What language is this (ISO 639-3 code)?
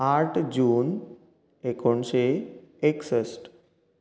kok